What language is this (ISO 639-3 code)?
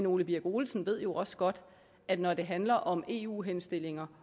dan